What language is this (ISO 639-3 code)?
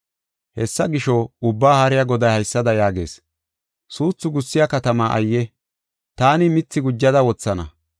gof